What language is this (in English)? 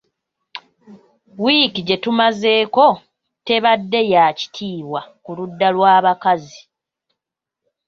Ganda